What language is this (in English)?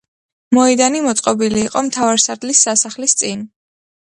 Georgian